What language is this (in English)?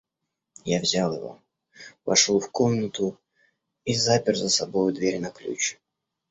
Russian